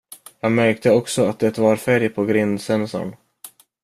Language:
Swedish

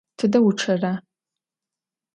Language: Adyghe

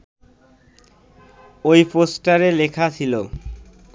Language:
Bangla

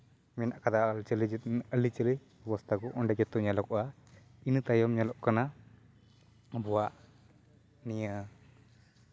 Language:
Santali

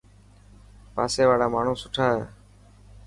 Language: Dhatki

